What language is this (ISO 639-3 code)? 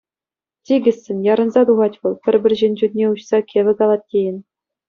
chv